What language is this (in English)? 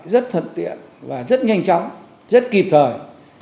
Vietnamese